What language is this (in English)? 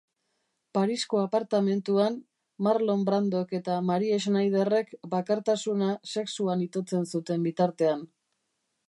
Basque